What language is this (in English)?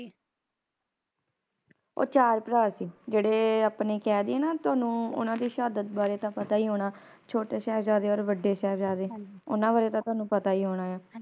Punjabi